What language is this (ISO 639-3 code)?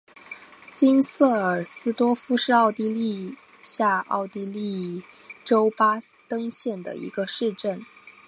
zho